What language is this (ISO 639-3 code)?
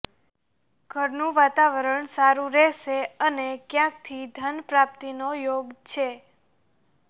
guj